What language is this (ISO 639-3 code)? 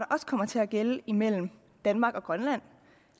dan